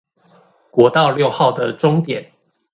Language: Chinese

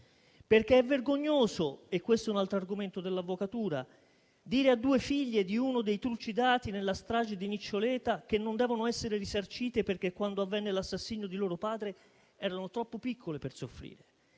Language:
Italian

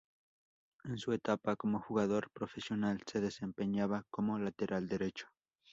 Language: Spanish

